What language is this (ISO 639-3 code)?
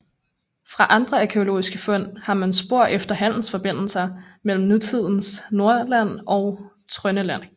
dan